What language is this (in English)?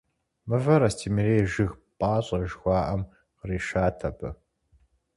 Kabardian